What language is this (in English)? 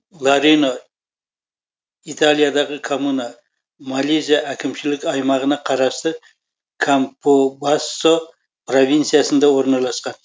Kazakh